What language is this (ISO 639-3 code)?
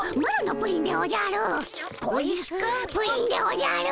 jpn